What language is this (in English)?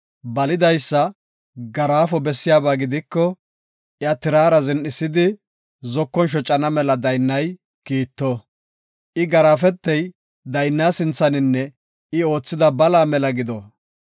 Gofa